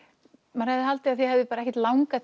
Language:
Icelandic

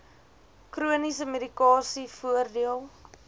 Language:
Afrikaans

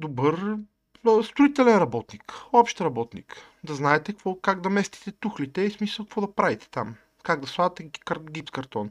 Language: Bulgarian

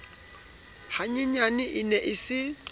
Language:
Southern Sotho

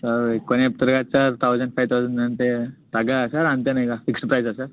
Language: Telugu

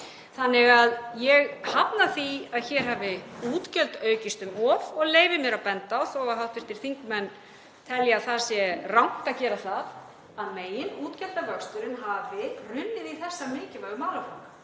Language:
Icelandic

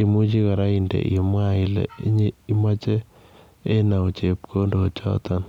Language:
Kalenjin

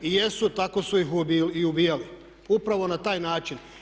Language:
Croatian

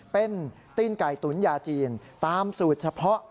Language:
Thai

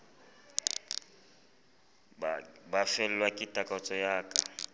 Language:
Southern Sotho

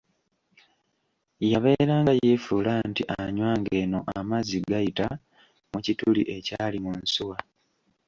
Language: Ganda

